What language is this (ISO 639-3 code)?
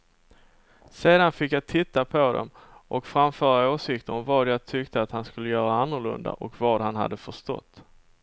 swe